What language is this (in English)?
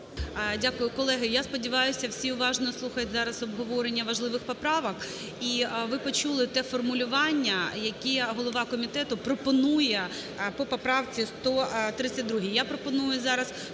Ukrainian